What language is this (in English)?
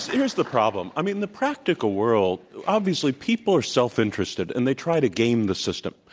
English